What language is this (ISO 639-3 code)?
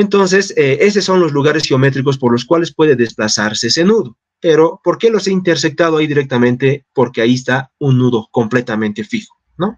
spa